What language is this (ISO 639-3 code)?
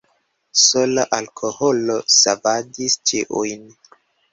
epo